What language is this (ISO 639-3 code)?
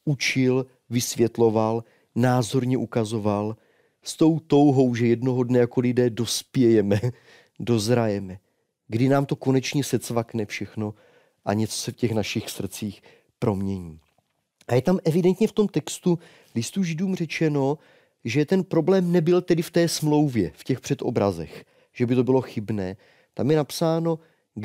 ces